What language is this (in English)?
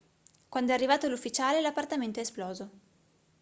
Italian